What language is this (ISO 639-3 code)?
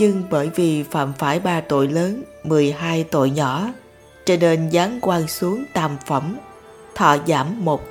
vie